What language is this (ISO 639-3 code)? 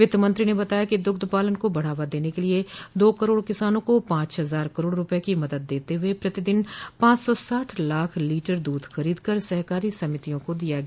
hin